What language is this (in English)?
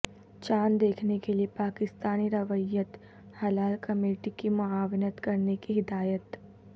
Urdu